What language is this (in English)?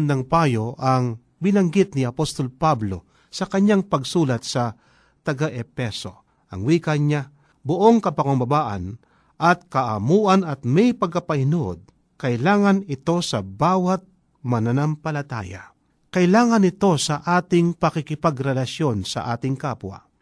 Filipino